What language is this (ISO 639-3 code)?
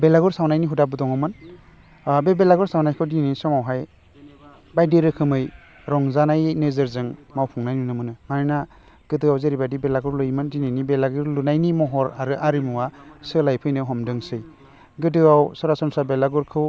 brx